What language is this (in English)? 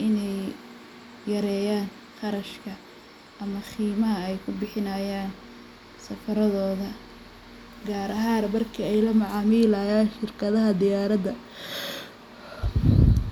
Somali